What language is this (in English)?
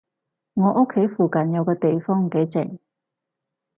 Cantonese